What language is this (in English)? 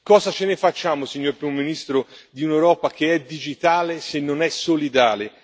Italian